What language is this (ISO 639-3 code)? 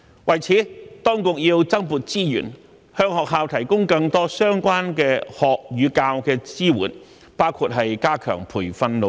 yue